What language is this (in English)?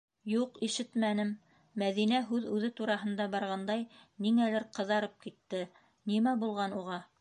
Bashkir